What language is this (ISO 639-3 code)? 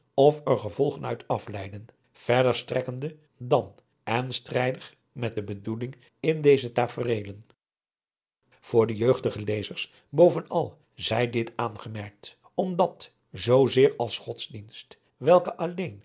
nld